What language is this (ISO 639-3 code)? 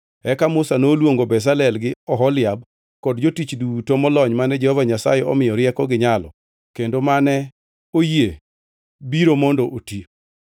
luo